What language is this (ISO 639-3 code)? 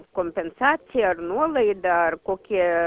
lit